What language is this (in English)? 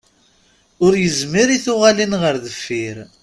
Kabyle